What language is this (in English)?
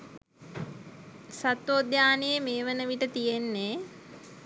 Sinhala